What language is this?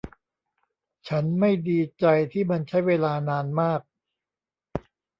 Thai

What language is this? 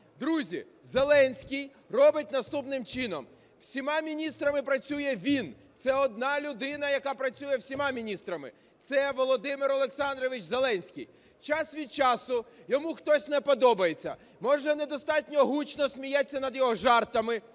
Ukrainian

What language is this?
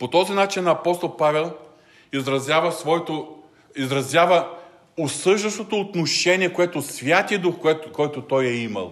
Bulgarian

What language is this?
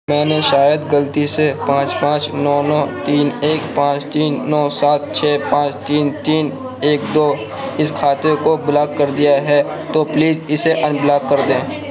Urdu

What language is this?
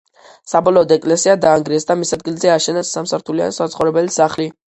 Georgian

